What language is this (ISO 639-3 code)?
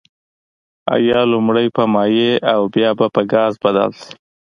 pus